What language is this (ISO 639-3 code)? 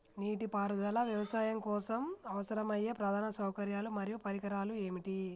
tel